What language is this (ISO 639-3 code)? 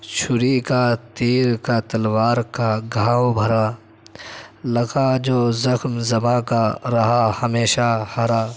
urd